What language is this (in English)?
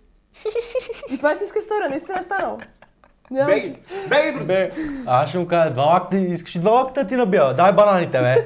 Bulgarian